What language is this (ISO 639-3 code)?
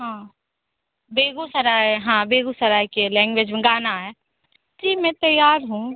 hin